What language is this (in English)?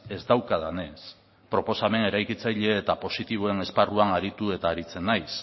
Basque